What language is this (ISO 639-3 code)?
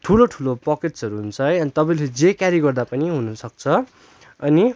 nep